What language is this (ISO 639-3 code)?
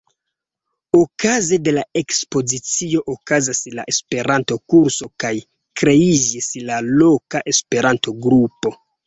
epo